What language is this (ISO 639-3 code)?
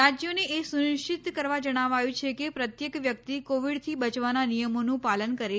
guj